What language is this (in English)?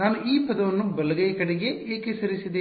Kannada